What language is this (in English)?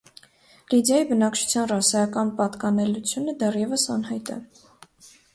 Armenian